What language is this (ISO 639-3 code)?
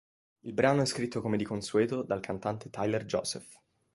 ita